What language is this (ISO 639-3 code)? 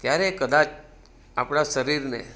guj